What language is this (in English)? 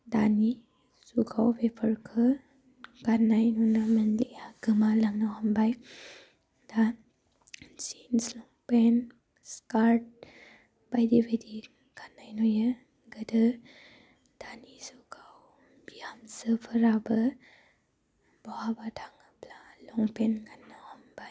Bodo